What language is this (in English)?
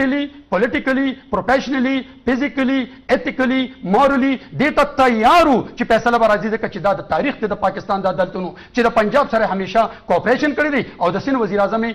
Arabic